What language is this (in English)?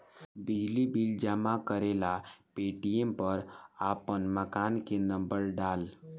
Bhojpuri